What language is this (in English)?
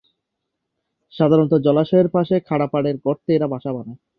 Bangla